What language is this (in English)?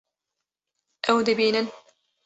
Kurdish